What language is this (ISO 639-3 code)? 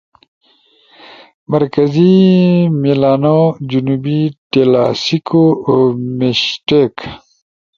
ush